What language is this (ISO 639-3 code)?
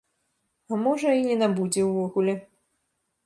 bel